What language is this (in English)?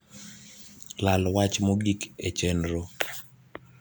Luo (Kenya and Tanzania)